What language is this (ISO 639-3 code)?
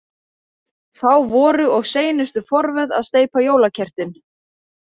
isl